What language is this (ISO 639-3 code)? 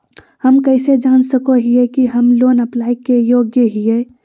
mag